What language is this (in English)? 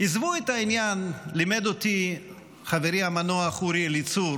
Hebrew